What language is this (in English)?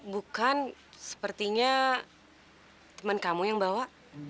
Indonesian